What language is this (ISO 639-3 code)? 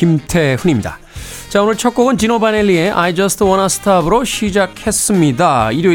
kor